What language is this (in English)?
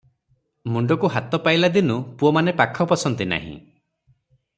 Odia